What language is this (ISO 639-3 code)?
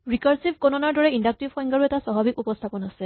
asm